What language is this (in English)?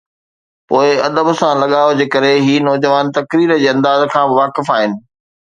Sindhi